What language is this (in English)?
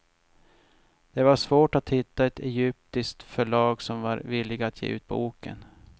Swedish